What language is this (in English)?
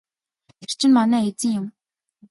Mongolian